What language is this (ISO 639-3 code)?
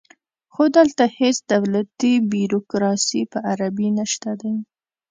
pus